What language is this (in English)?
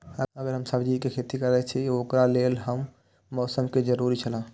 Maithili